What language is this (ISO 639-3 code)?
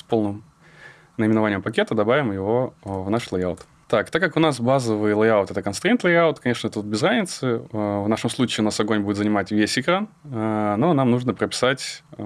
rus